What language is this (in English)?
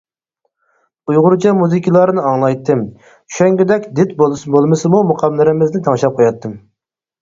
Uyghur